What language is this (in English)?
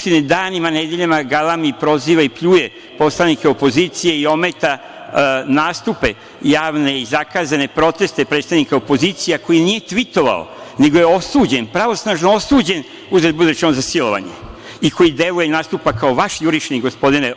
Serbian